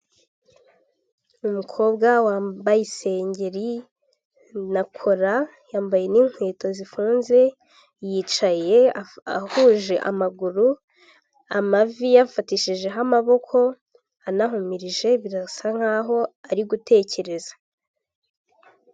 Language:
Kinyarwanda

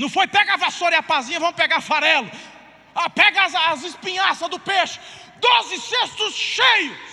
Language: Portuguese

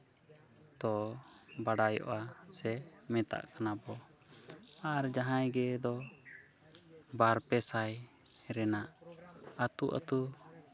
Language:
Santali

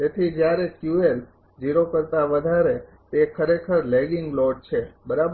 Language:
Gujarati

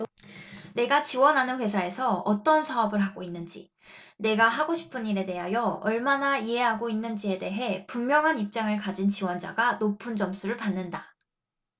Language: Korean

